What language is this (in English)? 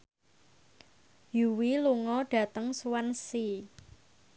Javanese